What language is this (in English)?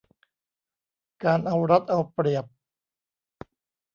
Thai